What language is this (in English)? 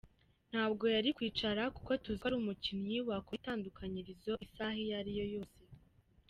Kinyarwanda